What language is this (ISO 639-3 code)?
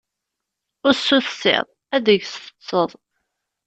kab